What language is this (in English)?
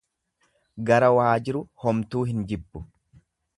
Oromo